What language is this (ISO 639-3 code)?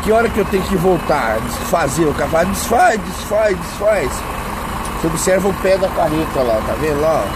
por